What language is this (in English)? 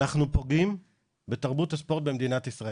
Hebrew